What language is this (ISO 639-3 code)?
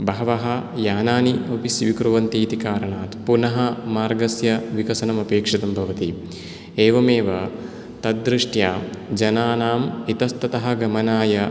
san